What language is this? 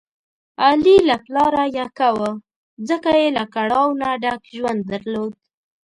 Pashto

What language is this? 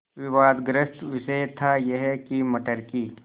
Hindi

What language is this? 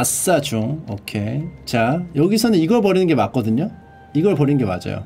Korean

